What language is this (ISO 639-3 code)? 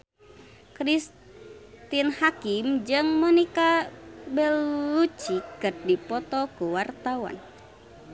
sun